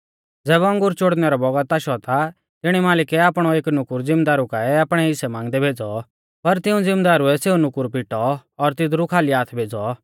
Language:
Mahasu Pahari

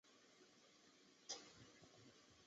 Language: Chinese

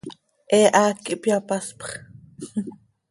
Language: Seri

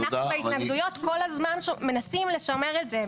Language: Hebrew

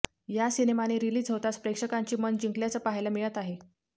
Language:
Marathi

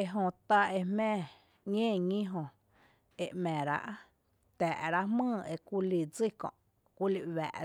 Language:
Tepinapa Chinantec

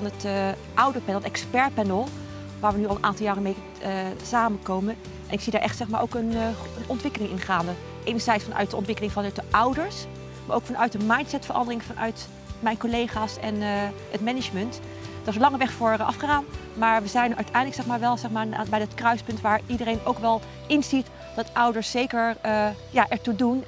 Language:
Dutch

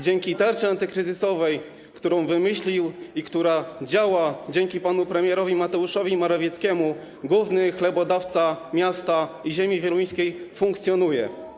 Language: Polish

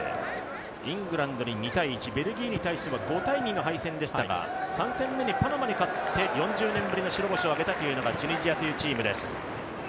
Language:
Japanese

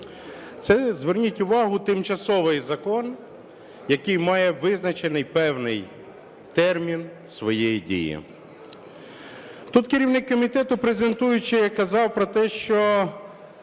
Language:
Ukrainian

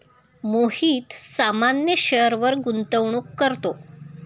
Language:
Marathi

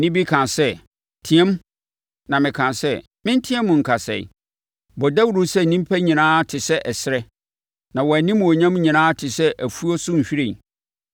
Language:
Akan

